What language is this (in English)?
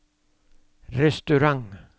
Norwegian